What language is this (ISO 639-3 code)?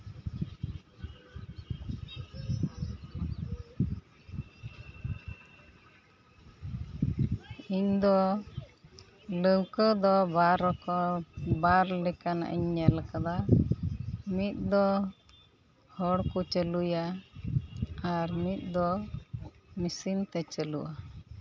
sat